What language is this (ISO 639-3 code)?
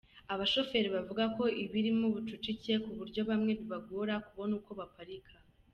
kin